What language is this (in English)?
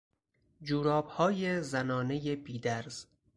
Persian